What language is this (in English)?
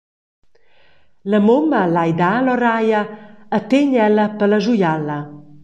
Romansh